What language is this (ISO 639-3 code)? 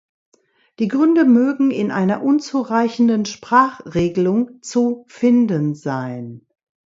deu